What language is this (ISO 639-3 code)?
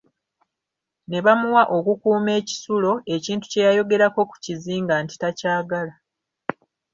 lug